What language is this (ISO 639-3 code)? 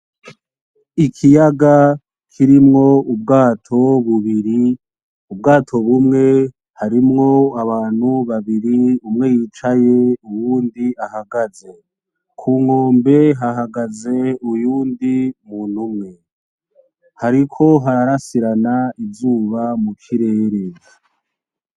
run